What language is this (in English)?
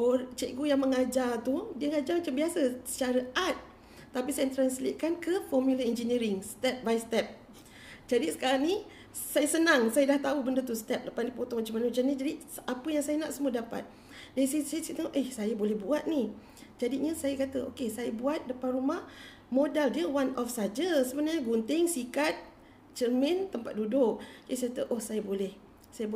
Malay